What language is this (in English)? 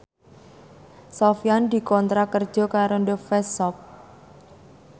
Javanese